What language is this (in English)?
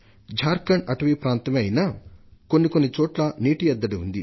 Telugu